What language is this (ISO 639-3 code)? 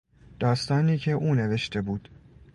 fas